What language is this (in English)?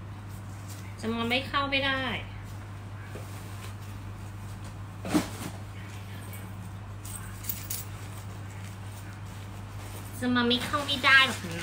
Thai